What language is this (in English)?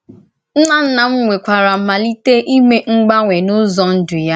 Igbo